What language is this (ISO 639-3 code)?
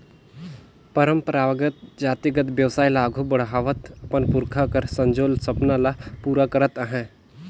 hne